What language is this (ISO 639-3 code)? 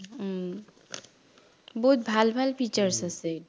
asm